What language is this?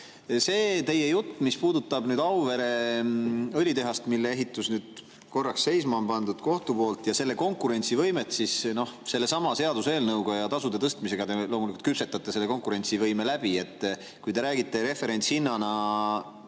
Estonian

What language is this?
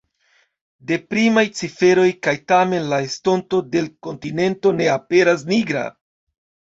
Esperanto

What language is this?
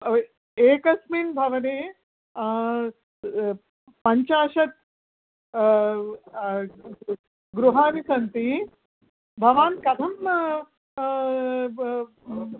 Sanskrit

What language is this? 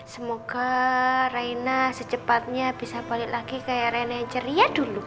Indonesian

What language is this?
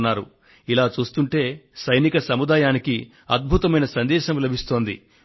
Telugu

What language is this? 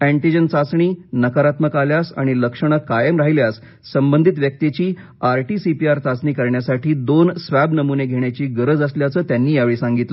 Marathi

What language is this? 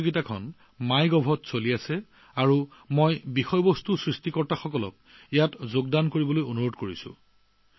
Assamese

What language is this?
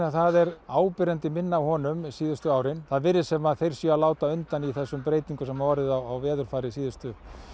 Icelandic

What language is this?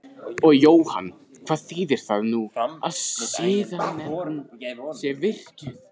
Icelandic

